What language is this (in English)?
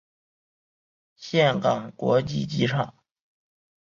Chinese